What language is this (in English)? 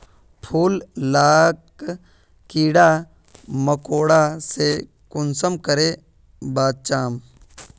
Magahi